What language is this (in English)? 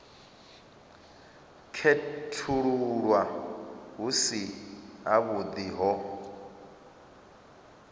Venda